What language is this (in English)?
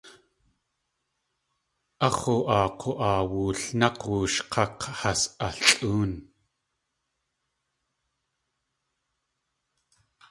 Tlingit